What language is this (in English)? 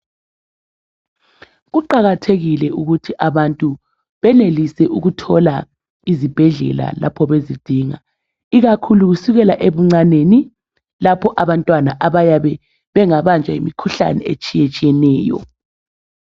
North Ndebele